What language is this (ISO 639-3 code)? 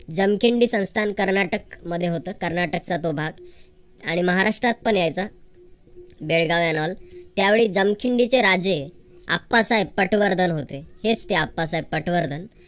mar